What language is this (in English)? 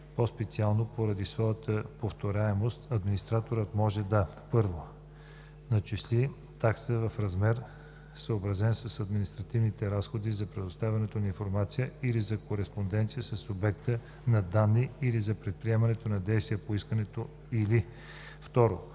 Bulgarian